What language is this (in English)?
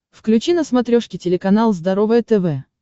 Russian